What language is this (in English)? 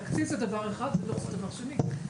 Hebrew